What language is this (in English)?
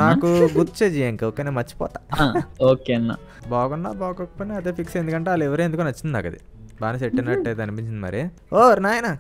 Telugu